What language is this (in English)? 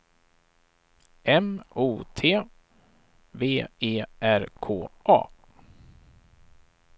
Swedish